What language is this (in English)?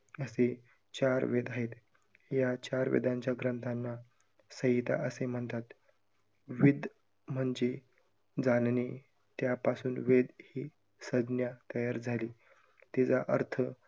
Marathi